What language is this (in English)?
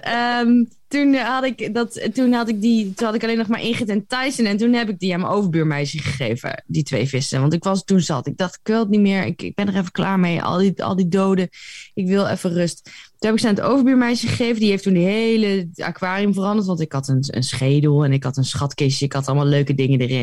Dutch